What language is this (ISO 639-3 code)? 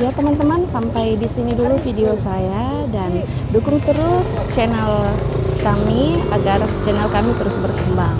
ind